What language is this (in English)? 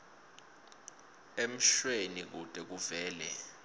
Swati